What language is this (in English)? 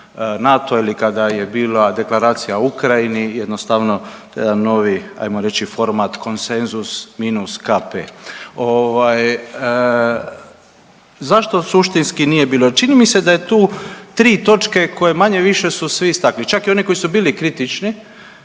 Croatian